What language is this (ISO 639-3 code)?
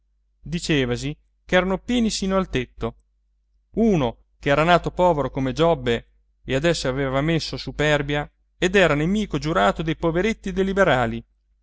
ita